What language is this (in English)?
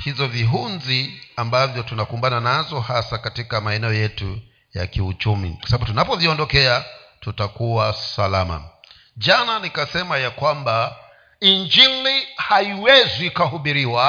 Swahili